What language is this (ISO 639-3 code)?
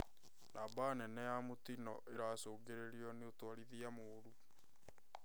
kik